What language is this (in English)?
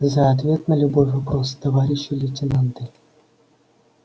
Russian